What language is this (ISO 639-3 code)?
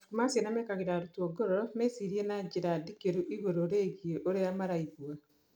kik